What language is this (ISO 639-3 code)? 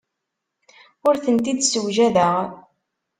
kab